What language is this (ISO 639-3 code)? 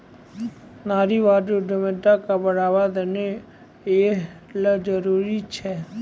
mai